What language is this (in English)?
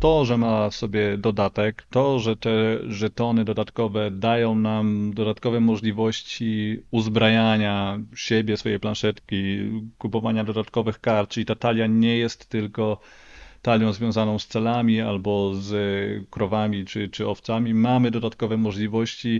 Polish